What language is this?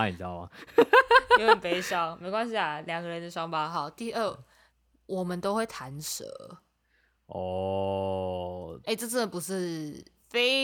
Chinese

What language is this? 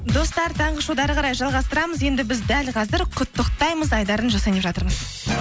Kazakh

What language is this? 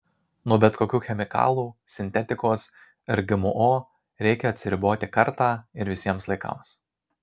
Lithuanian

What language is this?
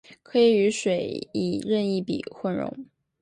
Chinese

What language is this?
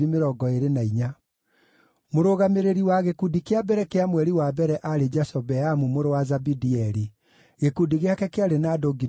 Kikuyu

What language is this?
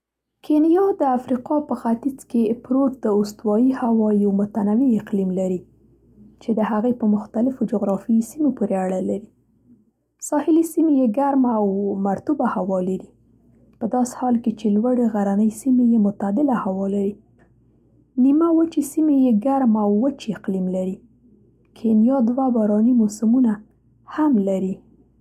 Central Pashto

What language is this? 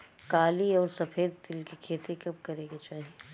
Bhojpuri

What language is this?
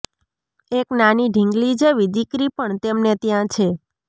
Gujarati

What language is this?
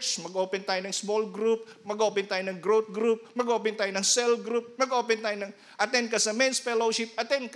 Filipino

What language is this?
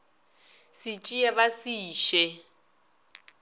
Northern Sotho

